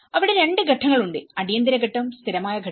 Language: Malayalam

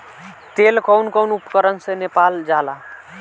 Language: Bhojpuri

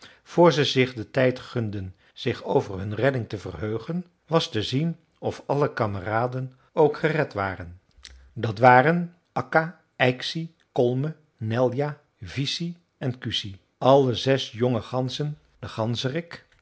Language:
Dutch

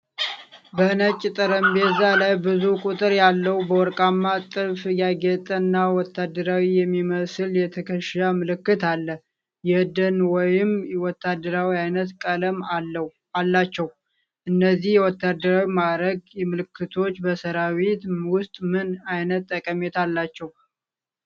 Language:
Amharic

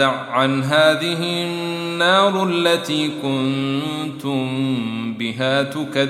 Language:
Arabic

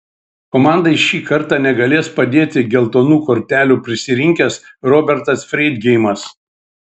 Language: Lithuanian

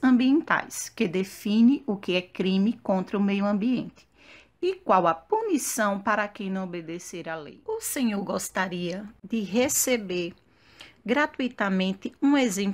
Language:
Portuguese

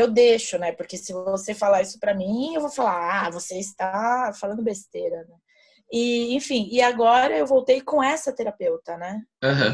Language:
Portuguese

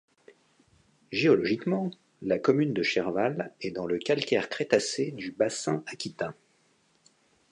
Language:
French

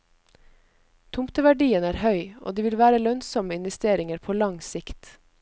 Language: Norwegian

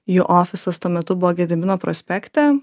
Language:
Lithuanian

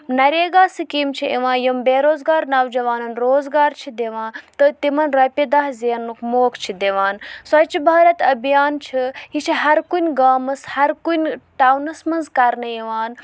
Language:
Kashmiri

